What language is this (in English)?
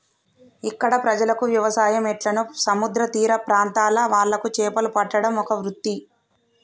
Telugu